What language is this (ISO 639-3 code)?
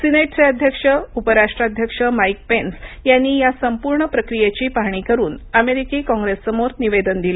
mar